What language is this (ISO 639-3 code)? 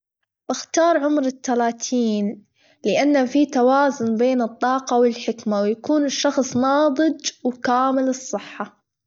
afb